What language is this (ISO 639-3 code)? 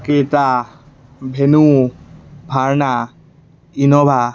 asm